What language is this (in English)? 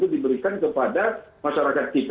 Indonesian